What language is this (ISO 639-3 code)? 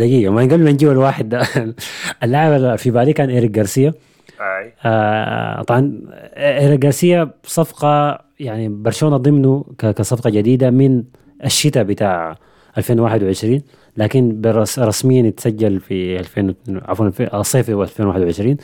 ara